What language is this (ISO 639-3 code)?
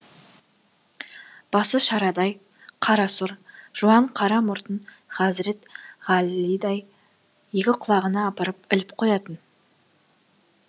kaz